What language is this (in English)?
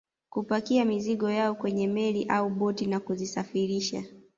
Swahili